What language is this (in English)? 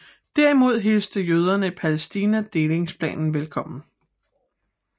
Danish